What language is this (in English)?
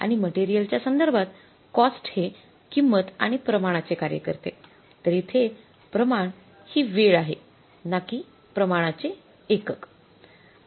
Marathi